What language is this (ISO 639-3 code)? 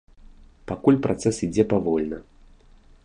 bel